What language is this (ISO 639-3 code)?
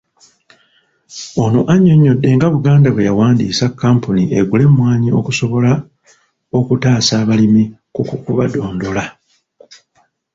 lug